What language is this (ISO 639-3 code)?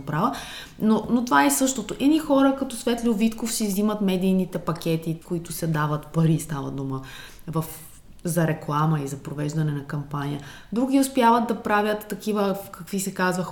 bul